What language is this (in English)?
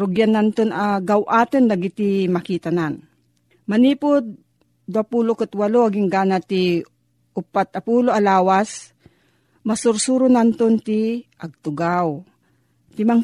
Filipino